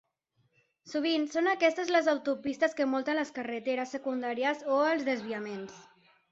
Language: Catalan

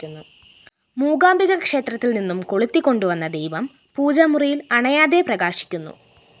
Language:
Malayalam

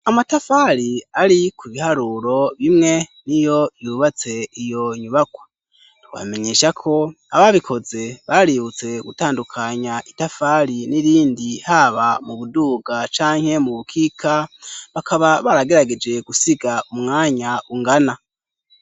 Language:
Rundi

